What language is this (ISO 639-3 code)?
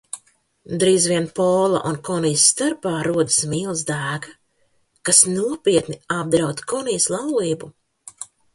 lav